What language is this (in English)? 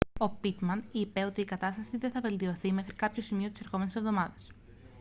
Greek